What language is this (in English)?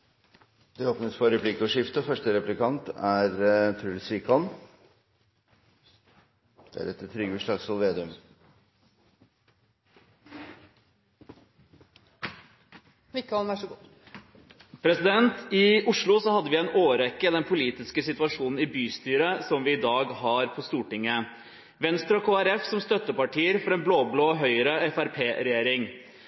Norwegian Bokmål